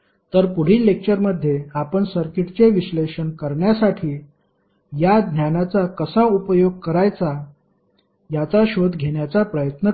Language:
Marathi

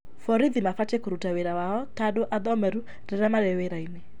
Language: Kikuyu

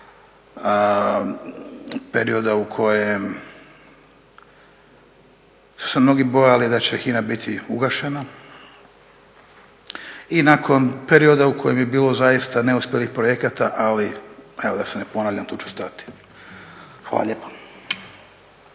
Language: Croatian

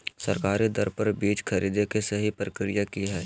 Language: Magahi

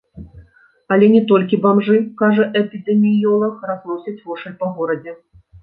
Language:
Belarusian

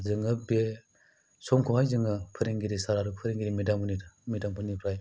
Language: Bodo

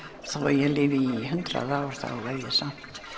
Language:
Icelandic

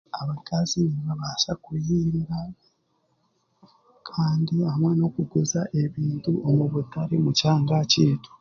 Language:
Chiga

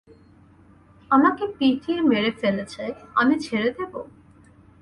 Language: Bangla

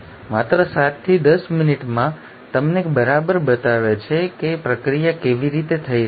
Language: Gujarati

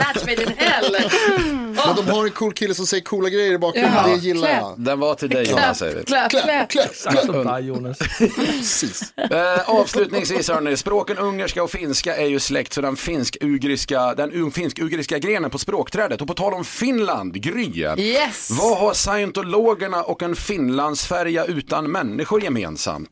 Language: Swedish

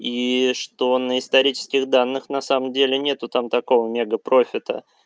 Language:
Russian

